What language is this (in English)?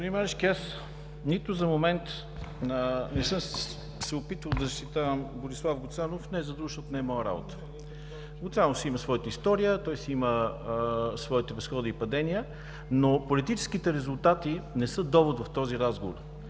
Bulgarian